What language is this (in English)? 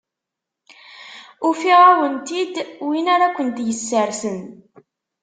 Kabyle